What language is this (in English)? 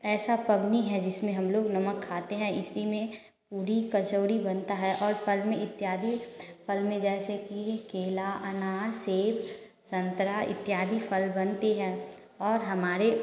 Hindi